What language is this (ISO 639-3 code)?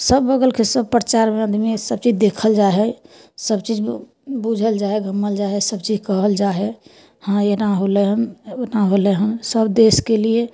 mai